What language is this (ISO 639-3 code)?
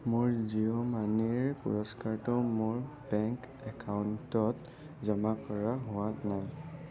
asm